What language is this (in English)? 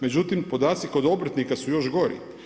Croatian